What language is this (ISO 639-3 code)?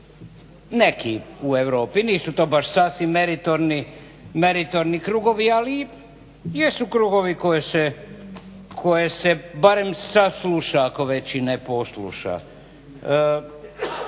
hrv